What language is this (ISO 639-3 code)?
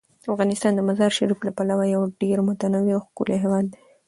pus